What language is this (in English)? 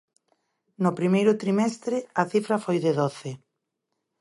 Galician